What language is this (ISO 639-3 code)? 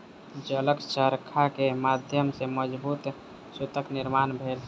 mai